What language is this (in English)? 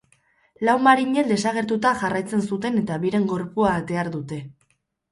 Basque